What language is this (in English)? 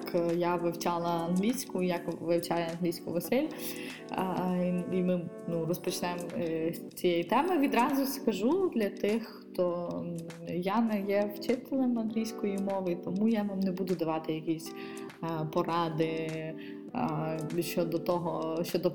Ukrainian